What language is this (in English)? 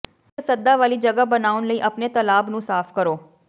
Punjabi